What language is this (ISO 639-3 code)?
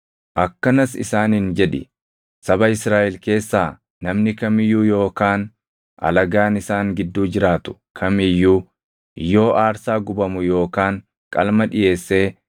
orm